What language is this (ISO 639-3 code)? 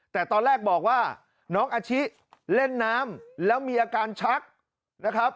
tha